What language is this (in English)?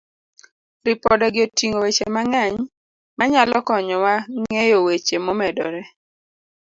Luo (Kenya and Tanzania)